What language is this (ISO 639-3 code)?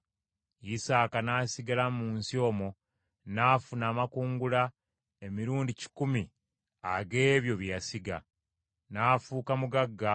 lug